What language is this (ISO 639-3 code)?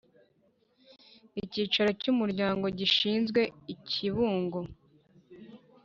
kin